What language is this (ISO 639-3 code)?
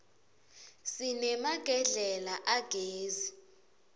ssw